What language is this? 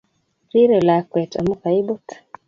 Kalenjin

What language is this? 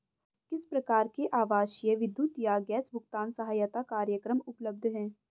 Hindi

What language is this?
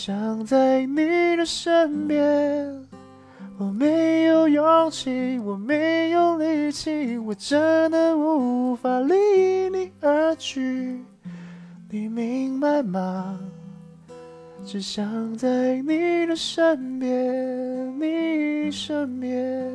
Chinese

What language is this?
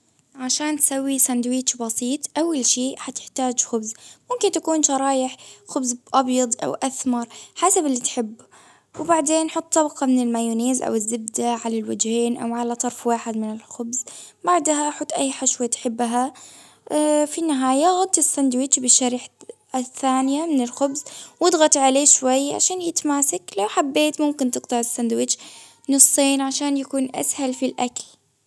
Baharna Arabic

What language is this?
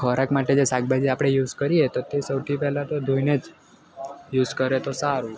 Gujarati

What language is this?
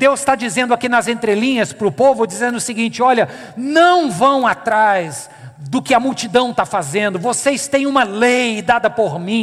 Portuguese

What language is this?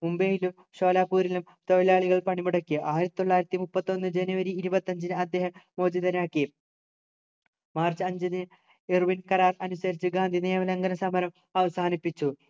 Malayalam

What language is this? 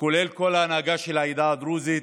Hebrew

